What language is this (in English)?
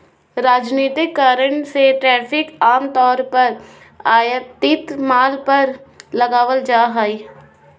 Magahi